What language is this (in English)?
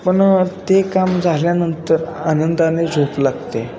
Marathi